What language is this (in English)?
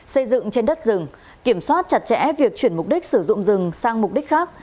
Vietnamese